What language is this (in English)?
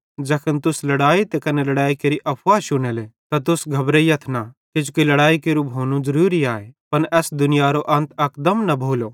Bhadrawahi